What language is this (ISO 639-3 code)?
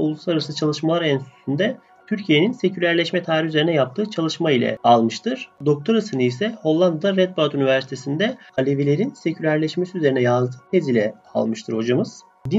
tur